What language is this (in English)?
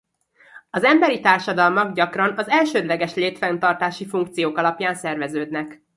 Hungarian